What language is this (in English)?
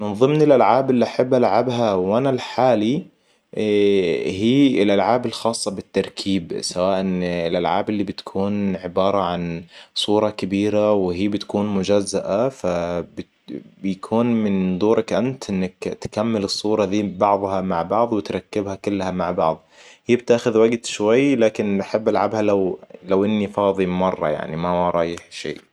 Hijazi Arabic